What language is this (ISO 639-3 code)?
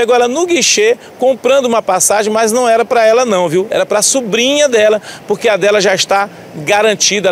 por